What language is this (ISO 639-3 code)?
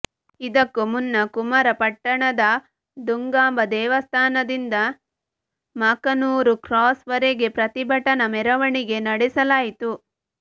kan